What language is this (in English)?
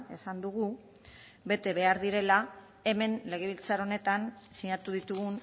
Basque